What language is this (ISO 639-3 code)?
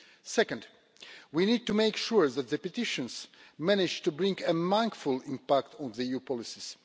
eng